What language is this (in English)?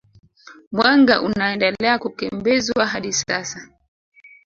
Swahili